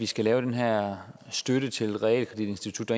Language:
Danish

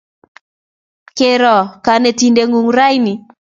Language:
Kalenjin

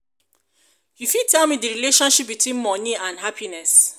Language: Nigerian Pidgin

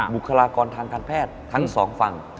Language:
Thai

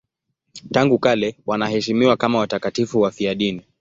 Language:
Swahili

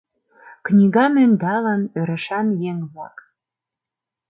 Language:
Mari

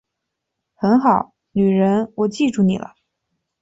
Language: Chinese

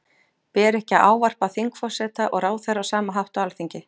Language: Icelandic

